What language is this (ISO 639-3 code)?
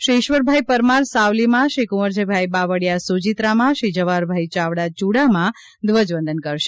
guj